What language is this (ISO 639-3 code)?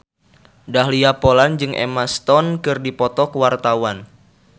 sun